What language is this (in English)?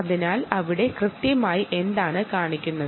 Malayalam